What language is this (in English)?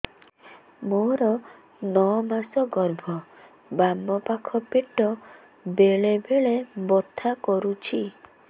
Odia